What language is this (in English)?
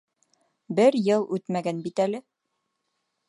Bashkir